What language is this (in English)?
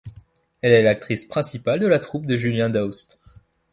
French